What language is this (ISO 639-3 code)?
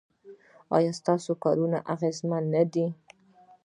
pus